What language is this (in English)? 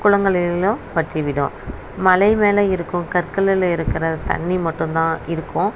Tamil